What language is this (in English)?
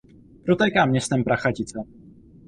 Czech